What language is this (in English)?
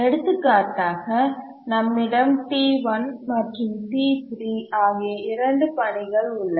Tamil